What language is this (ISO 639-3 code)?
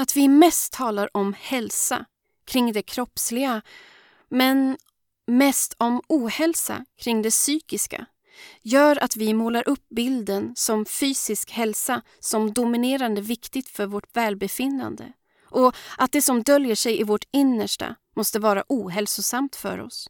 swe